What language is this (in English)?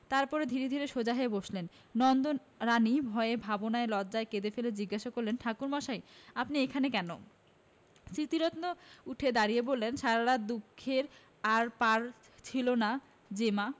Bangla